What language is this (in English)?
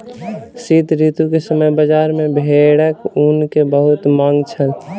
Maithili